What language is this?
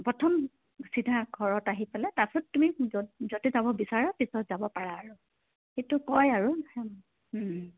Assamese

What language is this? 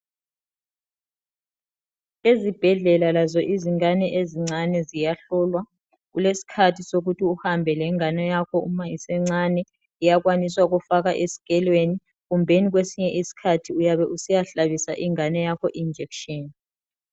North Ndebele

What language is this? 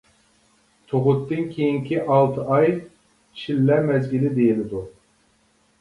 Uyghur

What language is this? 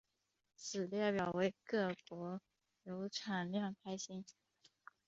Chinese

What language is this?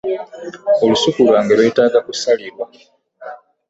Ganda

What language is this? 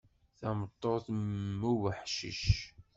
Kabyle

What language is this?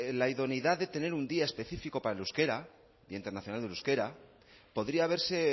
Spanish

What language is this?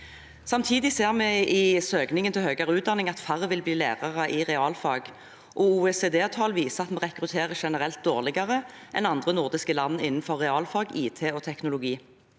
Norwegian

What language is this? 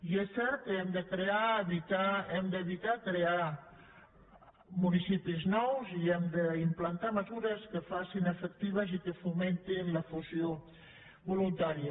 Catalan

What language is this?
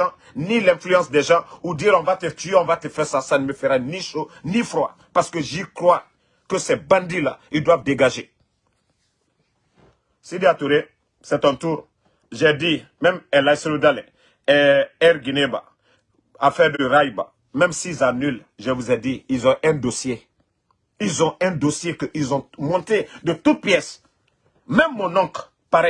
French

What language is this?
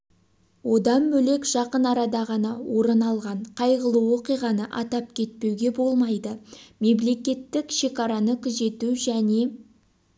Kazakh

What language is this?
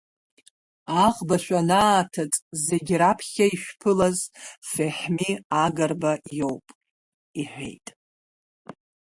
Abkhazian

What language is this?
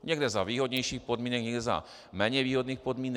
Czech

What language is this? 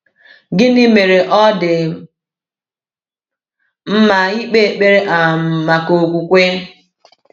Igbo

